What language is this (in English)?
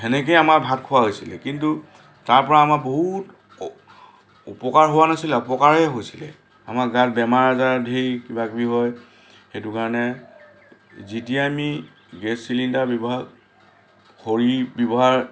Assamese